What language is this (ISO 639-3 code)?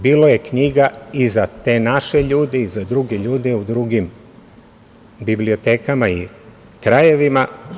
srp